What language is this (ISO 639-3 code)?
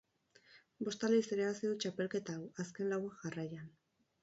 eus